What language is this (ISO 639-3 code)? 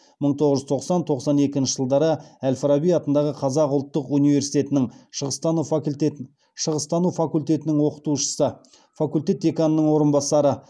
kaz